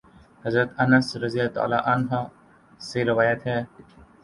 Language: Urdu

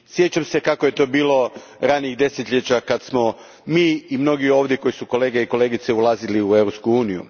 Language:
Croatian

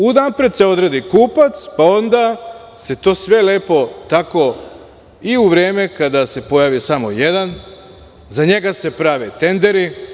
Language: Serbian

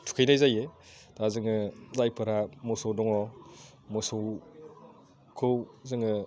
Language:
Bodo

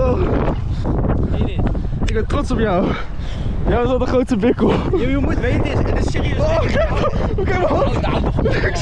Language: Dutch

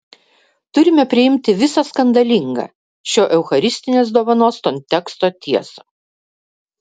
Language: Lithuanian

